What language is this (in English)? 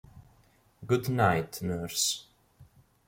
Italian